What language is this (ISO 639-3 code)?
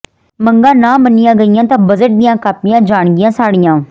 pan